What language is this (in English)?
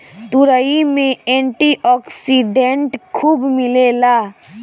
Bhojpuri